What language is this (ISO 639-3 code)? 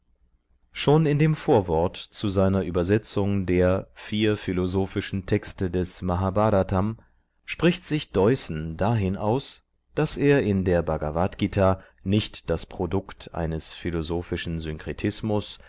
deu